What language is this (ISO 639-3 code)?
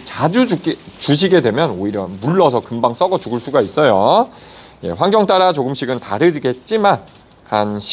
kor